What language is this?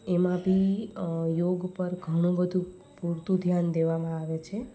Gujarati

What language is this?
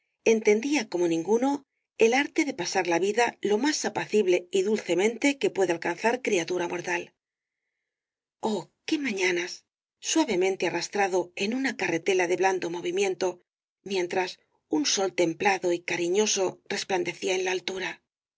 Spanish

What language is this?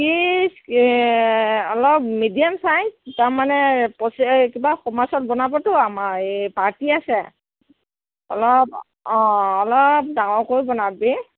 Assamese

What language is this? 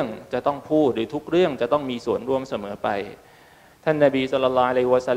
Thai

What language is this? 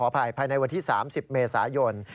Thai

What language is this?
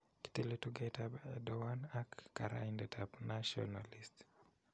Kalenjin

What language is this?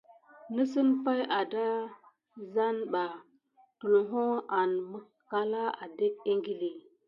Gidar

